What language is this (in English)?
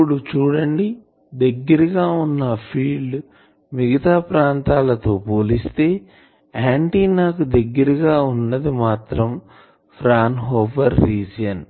Telugu